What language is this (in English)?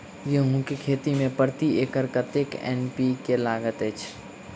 Maithili